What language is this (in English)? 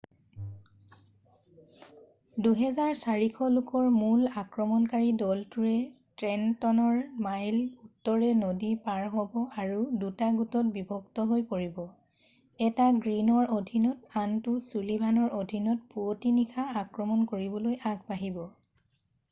Assamese